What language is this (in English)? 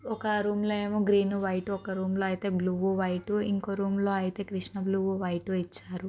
Telugu